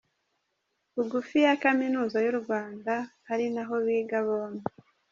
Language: Kinyarwanda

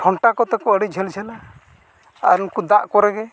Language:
Santali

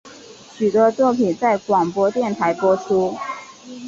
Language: Chinese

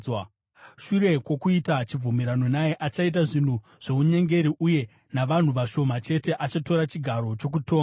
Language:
Shona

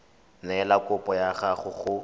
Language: Tswana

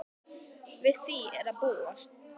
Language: Icelandic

